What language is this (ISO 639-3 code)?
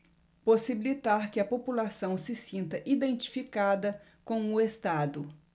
por